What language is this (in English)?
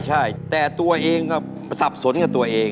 Thai